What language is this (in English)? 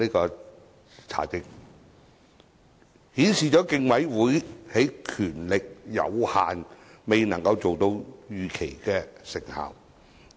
Cantonese